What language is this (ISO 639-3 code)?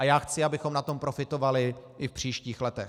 ces